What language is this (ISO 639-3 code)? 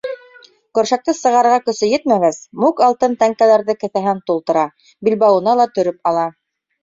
bak